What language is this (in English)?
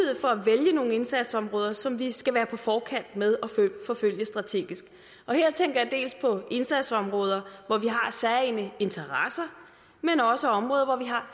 Danish